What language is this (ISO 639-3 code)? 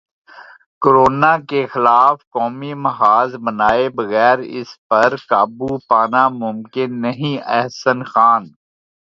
urd